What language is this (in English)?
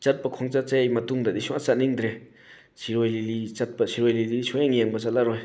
Manipuri